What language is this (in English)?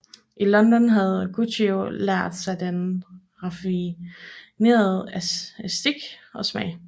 Danish